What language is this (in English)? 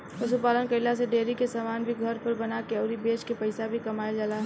Bhojpuri